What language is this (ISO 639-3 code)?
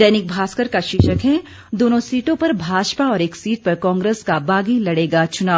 hin